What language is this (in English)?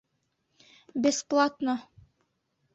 Bashkir